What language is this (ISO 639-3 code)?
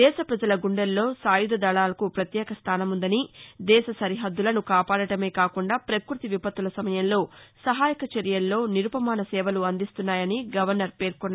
tel